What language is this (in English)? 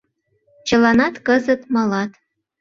Mari